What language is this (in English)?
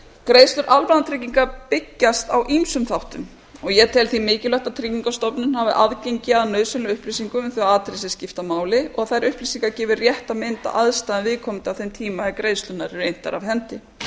Icelandic